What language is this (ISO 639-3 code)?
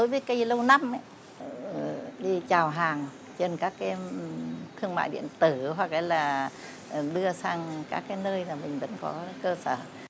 vie